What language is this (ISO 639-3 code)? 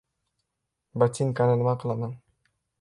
uzb